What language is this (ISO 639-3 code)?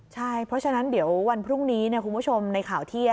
tha